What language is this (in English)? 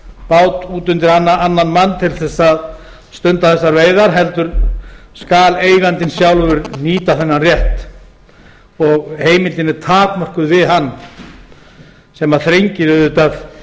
Icelandic